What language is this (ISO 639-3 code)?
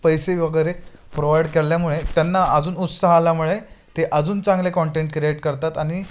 mar